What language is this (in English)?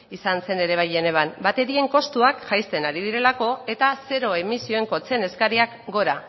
Basque